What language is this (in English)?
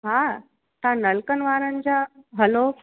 Sindhi